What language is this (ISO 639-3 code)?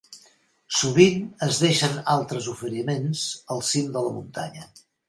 cat